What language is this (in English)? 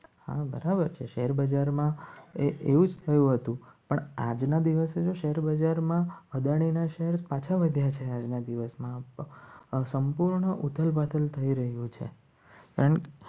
Gujarati